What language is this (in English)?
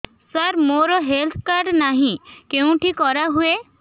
Odia